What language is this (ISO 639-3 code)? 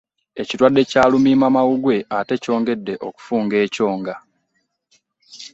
lug